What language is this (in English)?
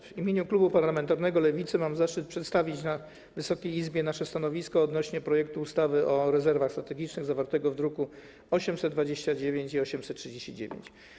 Polish